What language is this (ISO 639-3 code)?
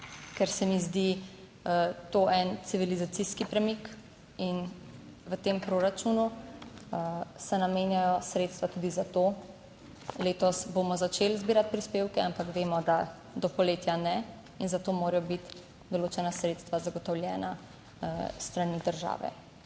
slv